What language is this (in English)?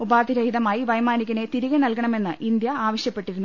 Malayalam